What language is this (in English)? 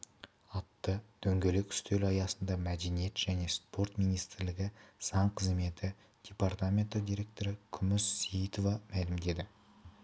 Kazakh